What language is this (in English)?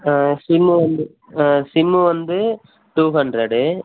Tamil